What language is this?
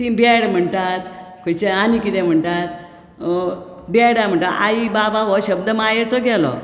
Konkani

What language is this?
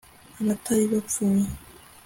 Kinyarwanda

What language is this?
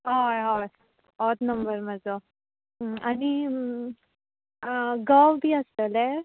Konkani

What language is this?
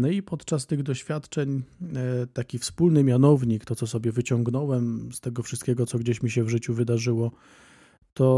Polish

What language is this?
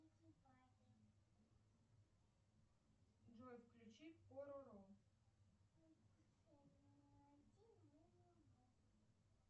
Russian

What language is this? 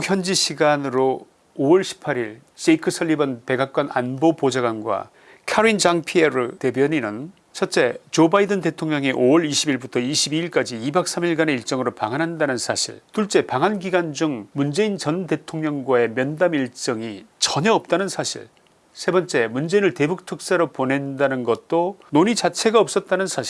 Korean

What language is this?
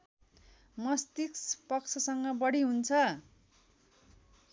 Nepali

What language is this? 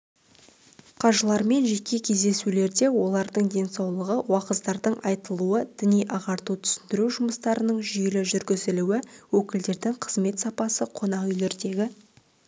Kazakh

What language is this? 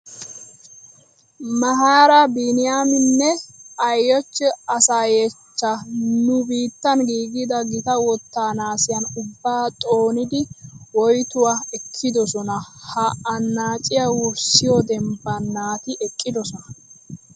Wolaytta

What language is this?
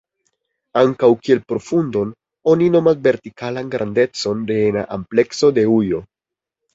Esperanto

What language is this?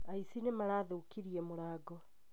Kikuyu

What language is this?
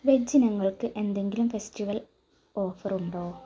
Malayalam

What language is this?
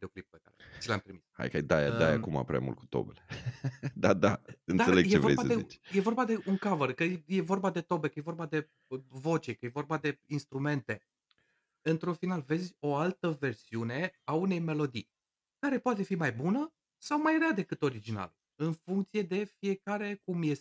Romanian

